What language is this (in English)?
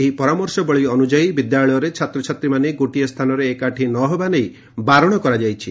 Odia